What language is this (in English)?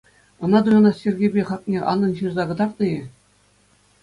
Chuvash